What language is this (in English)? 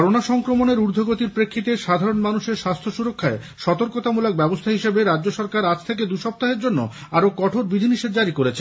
Bangla